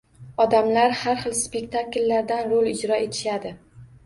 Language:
Uzbek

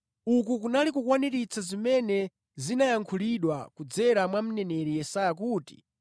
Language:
Nyanja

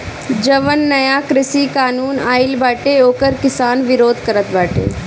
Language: Bhojpuri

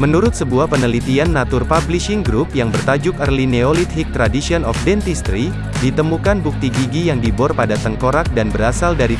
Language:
Indonesian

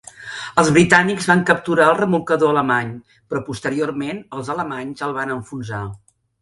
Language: Catalan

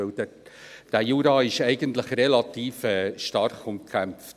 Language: Swiss German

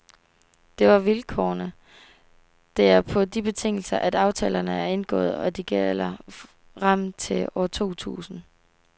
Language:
Danish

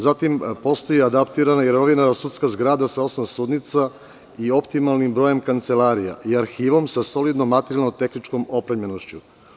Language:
Serbian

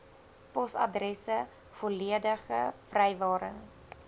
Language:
Afrikaans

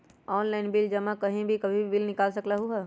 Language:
Magahi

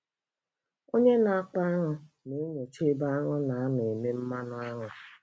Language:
Igbo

